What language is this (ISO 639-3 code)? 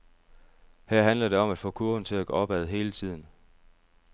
dan